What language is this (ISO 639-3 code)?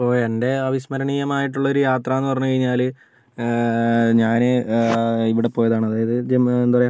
mal